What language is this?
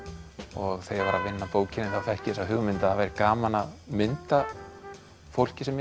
Icelandic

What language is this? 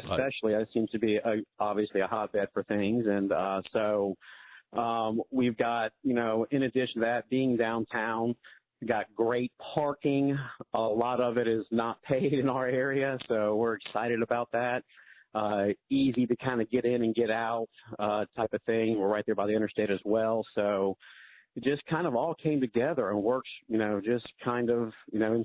English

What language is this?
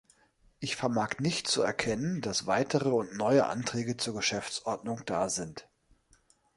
German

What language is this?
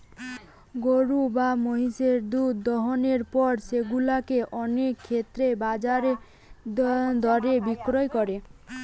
Bangla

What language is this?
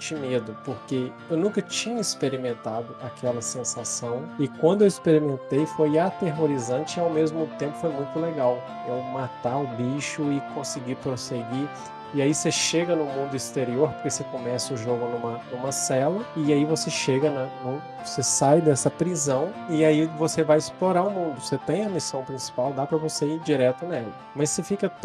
Portuguese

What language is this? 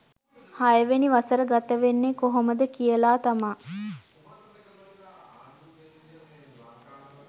Sinhala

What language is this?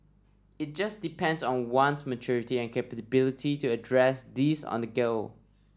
English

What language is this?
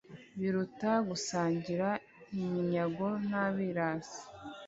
Kinyarwanda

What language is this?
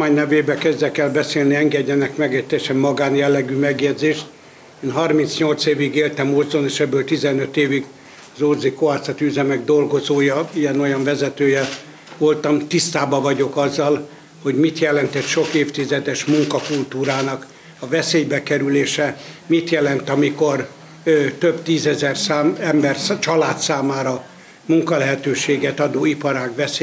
Hungarian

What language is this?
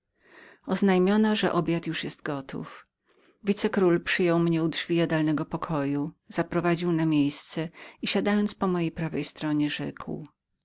Polish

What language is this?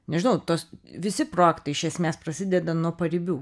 Lithuanian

